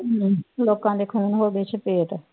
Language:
Punjabi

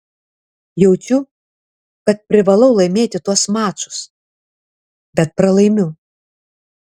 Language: Lithuanian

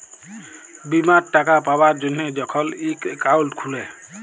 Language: Bangla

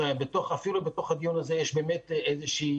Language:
Hebrew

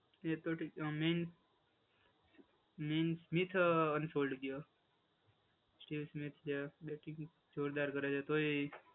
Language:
Gujarati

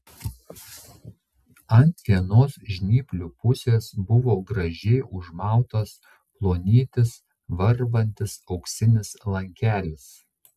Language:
Lithuanian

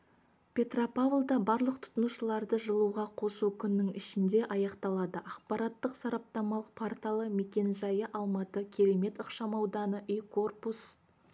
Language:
Kazakh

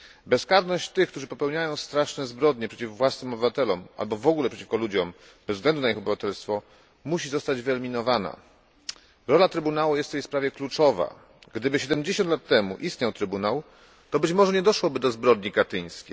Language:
Polish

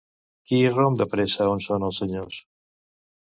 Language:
Catalan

